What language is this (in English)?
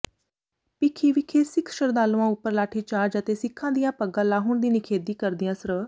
Punjabi